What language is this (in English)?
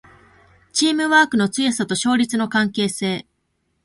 Japanese